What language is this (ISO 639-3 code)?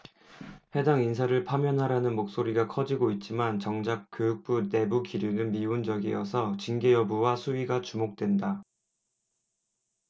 kor